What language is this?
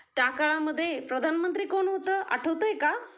Marathi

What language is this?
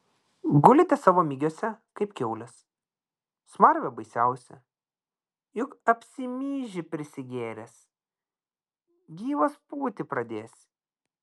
Lithuanian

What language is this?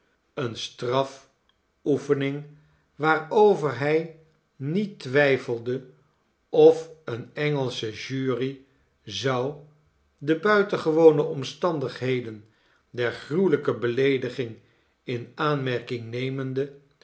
Dutch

